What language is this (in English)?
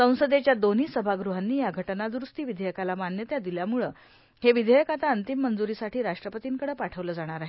Marathi